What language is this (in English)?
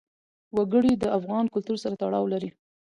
Pashto